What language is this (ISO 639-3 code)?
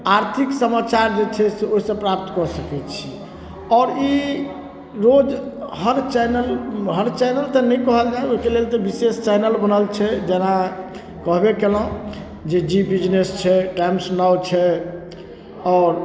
mai